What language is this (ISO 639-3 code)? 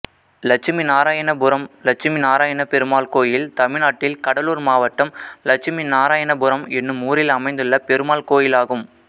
tam